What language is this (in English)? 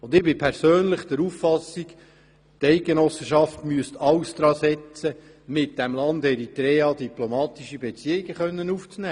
Swiss German